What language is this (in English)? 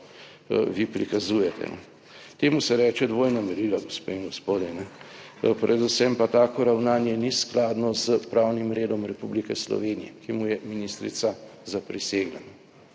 Slovenian